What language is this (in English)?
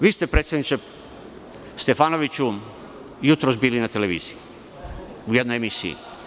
Serbian